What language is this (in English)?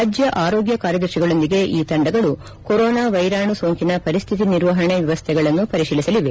Kannada